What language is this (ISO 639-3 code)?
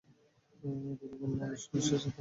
ben